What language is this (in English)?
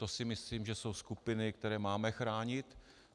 Czech